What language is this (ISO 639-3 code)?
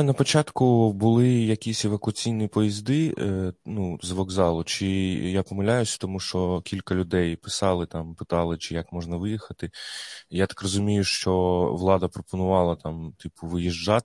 ukr